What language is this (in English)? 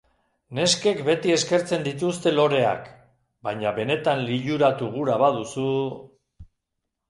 Basque